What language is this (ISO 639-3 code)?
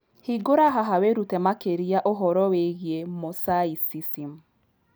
kik